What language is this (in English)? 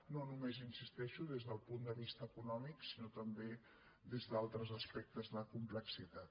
Catalan